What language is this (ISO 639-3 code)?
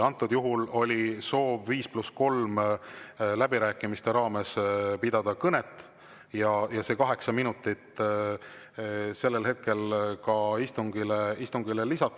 est